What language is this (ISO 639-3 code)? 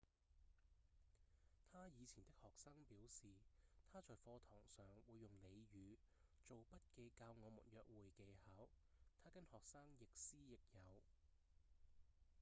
yue